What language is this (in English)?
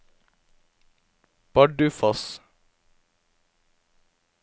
Norwegian